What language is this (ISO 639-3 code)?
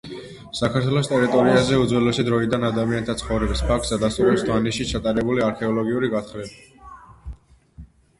kat